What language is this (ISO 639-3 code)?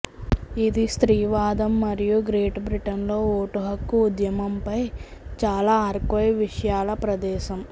tel